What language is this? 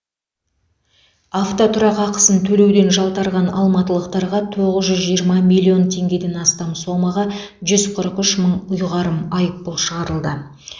Kazakh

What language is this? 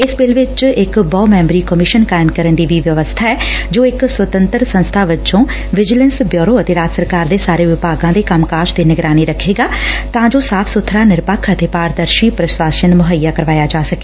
Punjabi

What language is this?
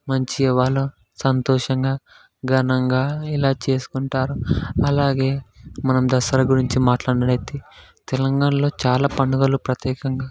Telugu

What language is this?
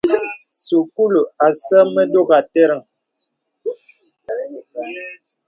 Bebele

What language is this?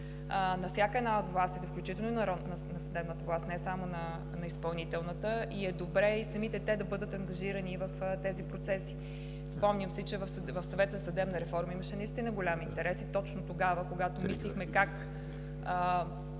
Bulgarian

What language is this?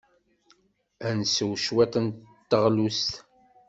Kabyle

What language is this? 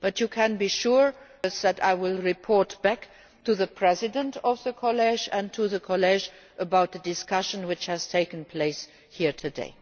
English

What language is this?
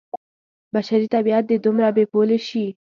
Pashto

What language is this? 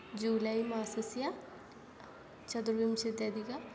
Sanskrit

